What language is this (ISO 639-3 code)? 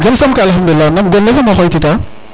srr